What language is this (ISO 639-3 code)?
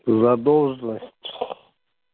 rus